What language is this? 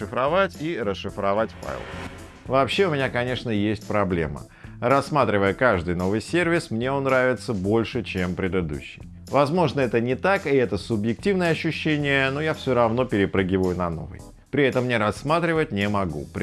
Russian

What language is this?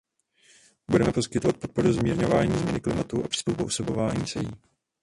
Czech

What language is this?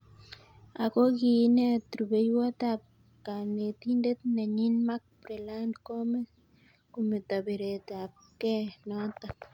Kalenjin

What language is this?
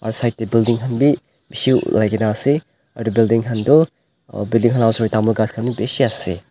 Naga Pidgin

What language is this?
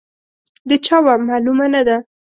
Pashto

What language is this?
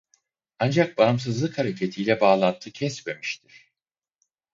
Turkish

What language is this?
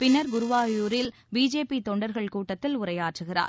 Tamil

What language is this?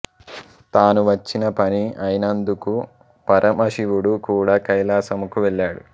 Telugu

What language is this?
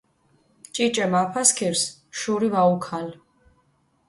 Mingrelian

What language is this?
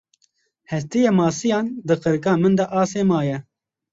Kurdish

